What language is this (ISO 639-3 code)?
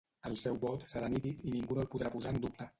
cat